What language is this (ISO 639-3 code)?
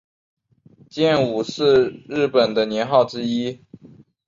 zho